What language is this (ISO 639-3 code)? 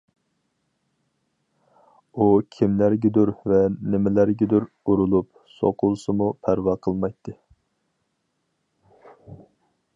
uig